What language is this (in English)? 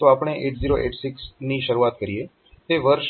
Gujarati